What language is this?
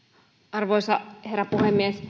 Finnish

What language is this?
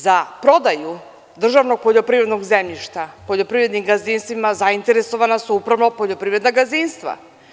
Serbian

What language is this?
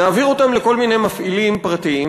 Hebrew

